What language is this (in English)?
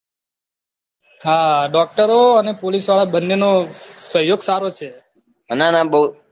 Gujarati